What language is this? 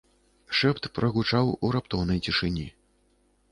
Belarusian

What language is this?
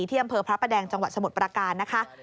Thai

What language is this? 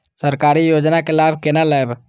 Maithili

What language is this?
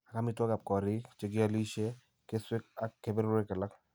Kalenjin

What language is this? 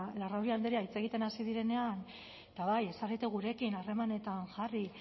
Basque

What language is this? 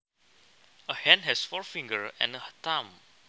Javanese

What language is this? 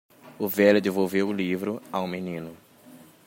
Portuguese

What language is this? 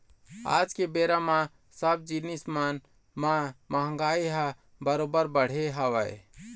Chhattisgarhi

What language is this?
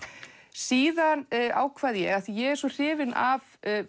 Icelandic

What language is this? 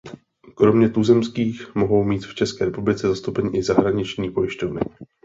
Czech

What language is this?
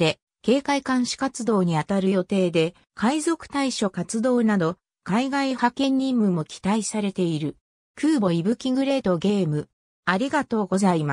Japanese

